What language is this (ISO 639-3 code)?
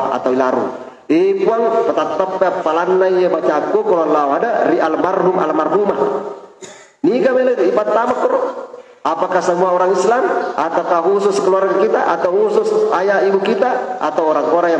ind